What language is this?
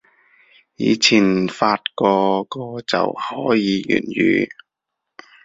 Cantonese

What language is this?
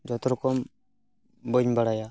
Santali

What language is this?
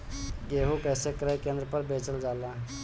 Bhojpuri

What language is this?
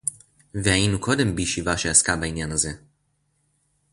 Hebrew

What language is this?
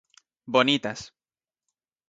Galician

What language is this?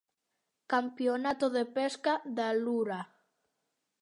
Galician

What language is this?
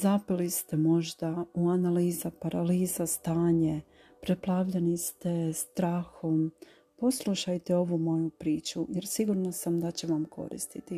Croatian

